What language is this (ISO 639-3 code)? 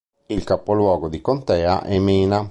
ita